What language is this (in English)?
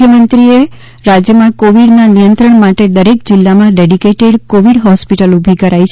Gujarati